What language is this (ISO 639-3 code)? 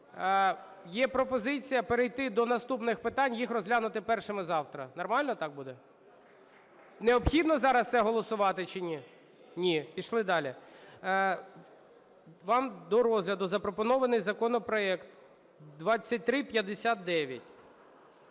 ukr